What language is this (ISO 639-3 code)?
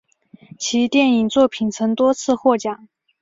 zho